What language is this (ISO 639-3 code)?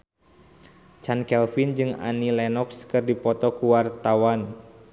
sun